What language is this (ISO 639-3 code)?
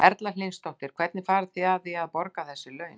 isl